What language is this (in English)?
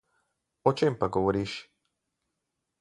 Slovenian